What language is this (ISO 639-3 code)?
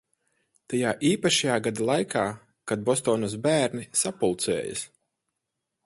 lav